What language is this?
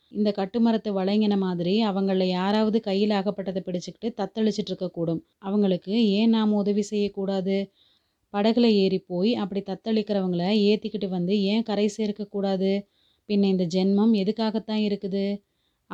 Tamil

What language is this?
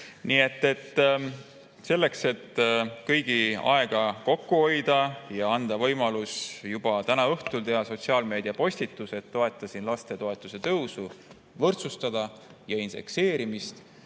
Estonian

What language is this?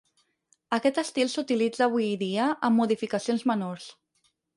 Catalan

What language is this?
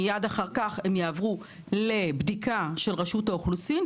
Hebrew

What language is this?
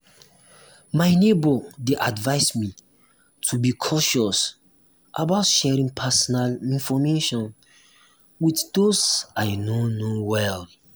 Nigerian Pidgin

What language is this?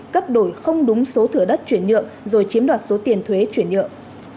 Vietnamese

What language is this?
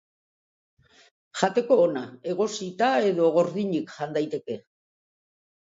Basque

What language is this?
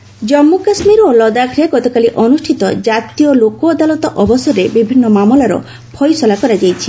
Odia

